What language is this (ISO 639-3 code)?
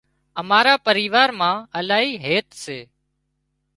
kxp